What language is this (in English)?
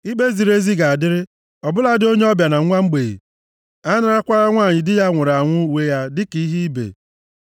Igbo